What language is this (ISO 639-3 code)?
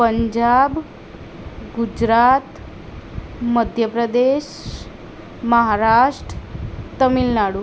guj